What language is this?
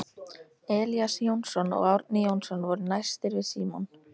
Icelandic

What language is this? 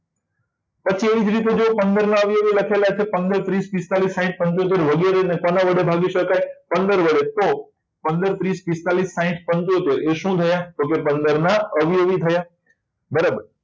Gujarati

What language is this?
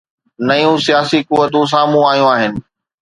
Sindhi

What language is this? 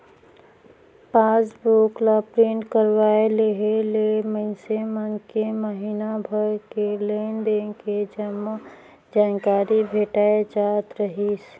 Chhattisgarhi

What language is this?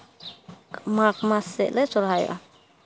Santali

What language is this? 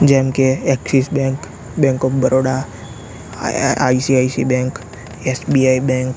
Gujarati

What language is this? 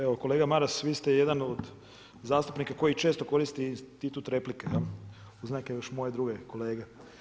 Croatian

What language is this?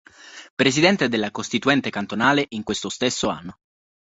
Italian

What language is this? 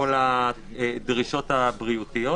Hebrew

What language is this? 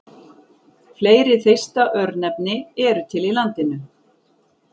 Icelandic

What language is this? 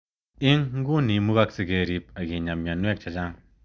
Kalenjin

